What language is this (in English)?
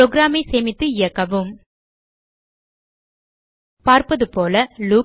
Tamil